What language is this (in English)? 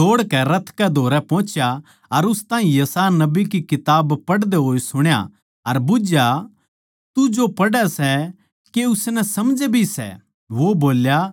Haryanvi